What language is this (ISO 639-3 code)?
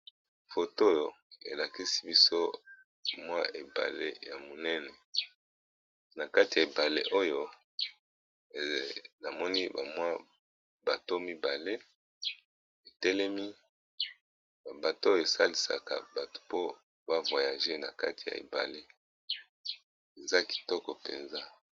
lin